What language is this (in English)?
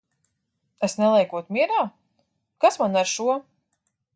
Latvian